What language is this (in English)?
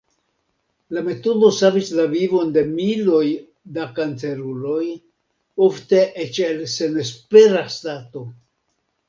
Esperanto